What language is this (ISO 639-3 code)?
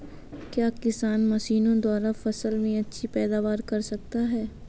hin